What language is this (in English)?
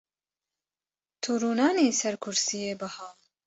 Kurdish